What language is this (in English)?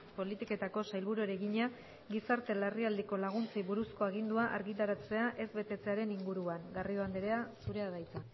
Basque